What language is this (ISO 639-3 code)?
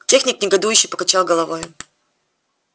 rus